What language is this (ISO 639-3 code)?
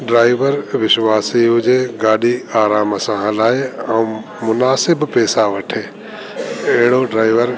snd